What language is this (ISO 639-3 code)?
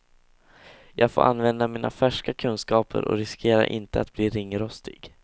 swe